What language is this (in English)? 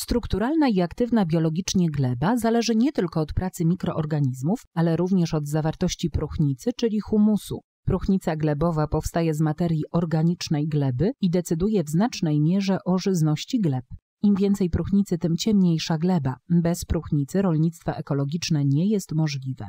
Polish